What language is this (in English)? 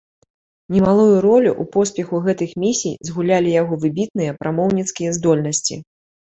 Belarusian